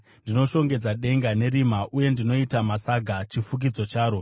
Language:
Shona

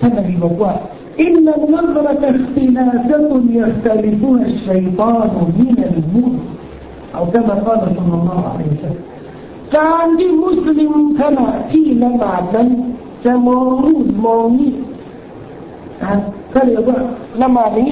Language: Thai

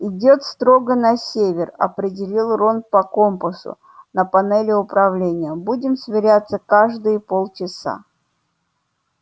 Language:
Russian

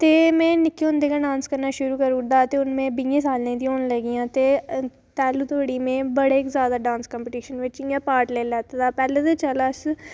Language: Dogri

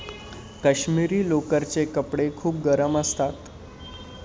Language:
Marathi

